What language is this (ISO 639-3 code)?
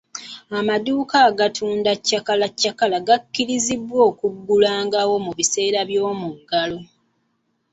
lug